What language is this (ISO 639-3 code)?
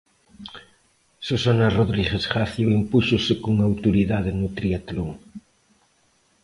glg